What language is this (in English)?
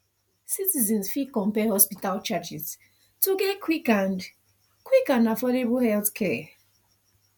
Nigerian Pidgin